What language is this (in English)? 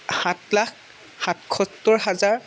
Assamese